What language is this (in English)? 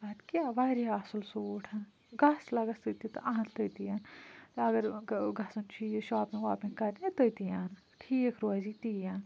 Kashmiri